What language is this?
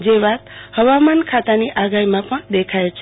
Gujarati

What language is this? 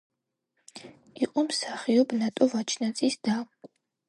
Georgian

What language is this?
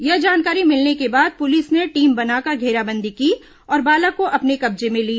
Hindi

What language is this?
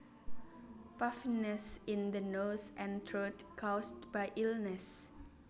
Javanese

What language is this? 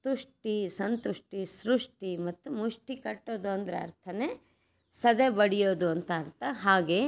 Kannada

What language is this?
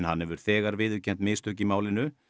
Icelandic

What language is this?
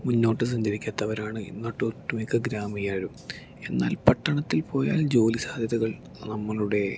Malayalam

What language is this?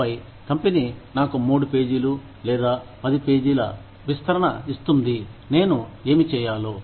Telugu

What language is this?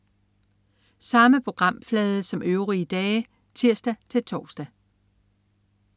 Danish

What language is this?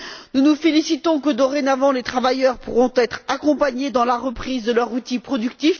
French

